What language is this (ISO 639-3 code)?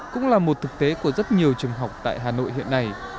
vie